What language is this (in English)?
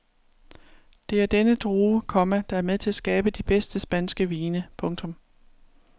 Danish